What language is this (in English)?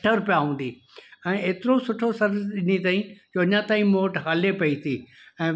Sindhi